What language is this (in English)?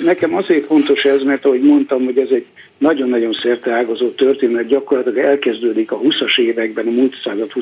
Hungarian